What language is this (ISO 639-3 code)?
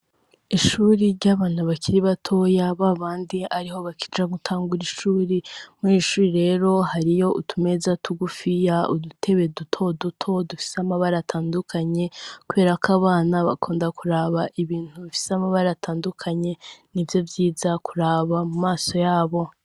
run